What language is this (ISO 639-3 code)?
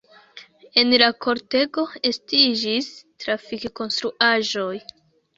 epo